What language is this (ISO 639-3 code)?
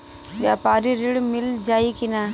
bho